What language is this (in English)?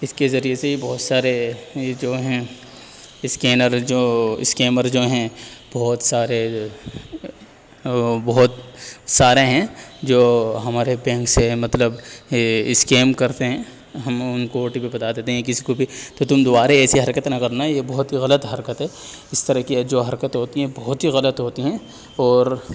Urdu